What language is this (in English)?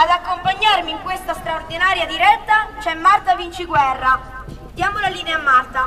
Italian